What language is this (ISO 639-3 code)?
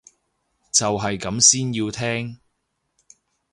yue